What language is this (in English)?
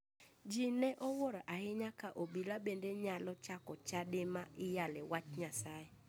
Luo (Kenya and Tanzania)